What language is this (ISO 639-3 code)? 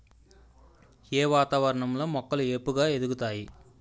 tel